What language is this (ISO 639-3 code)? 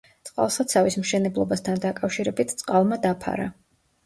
kat